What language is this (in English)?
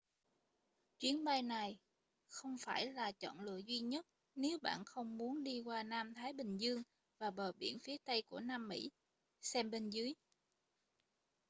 Vietnamese